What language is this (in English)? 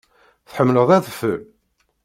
Kabyle